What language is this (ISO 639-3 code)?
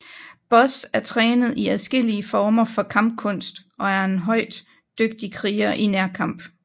dan